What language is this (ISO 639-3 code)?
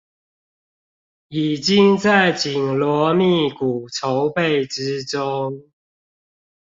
zho